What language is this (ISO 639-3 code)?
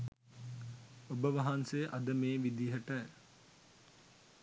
sin